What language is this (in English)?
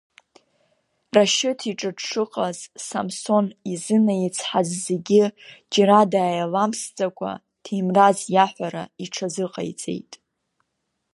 Abkhazian